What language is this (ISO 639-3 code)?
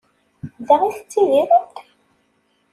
kab